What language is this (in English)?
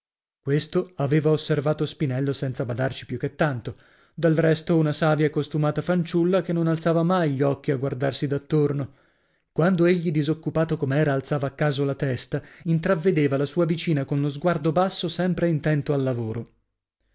Italian